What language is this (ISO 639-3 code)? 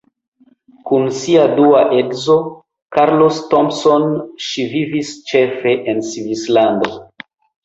epo